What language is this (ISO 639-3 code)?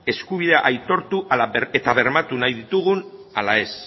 eus